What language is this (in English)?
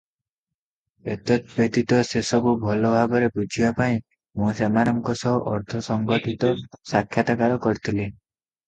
Odia